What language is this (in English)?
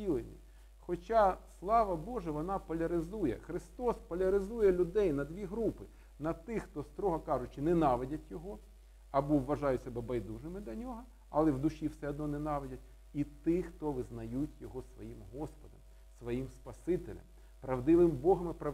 Ukrainian